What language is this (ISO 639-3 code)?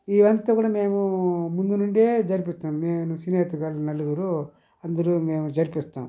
tel